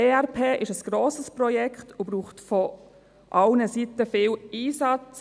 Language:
Swiss German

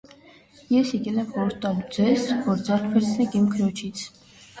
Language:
Armenian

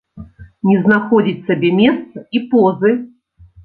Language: Belarusian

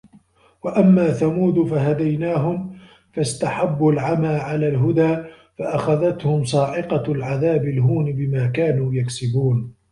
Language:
Arabic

